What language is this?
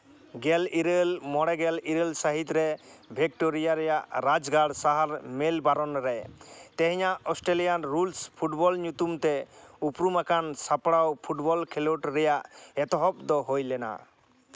Santali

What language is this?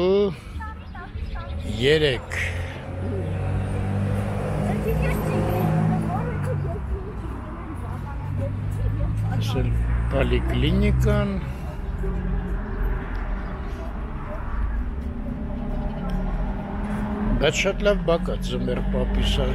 Romanian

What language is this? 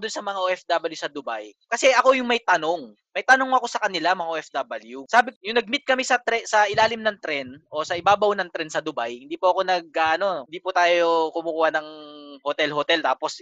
Filipino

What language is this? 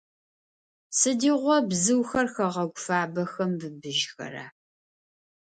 Adyghe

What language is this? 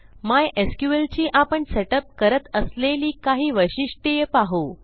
Marathi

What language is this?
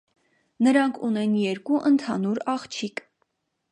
Armenian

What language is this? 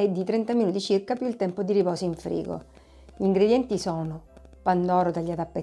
Italian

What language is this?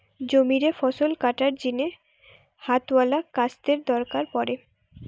Bangla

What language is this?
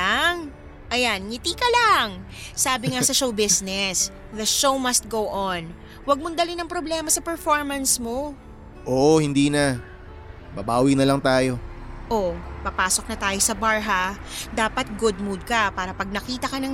Filipino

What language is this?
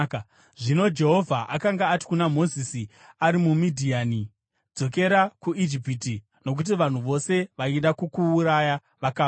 Shona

